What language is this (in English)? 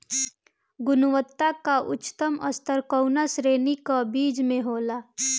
Bhojpuri